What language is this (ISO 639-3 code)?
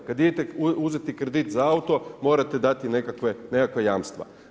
hrv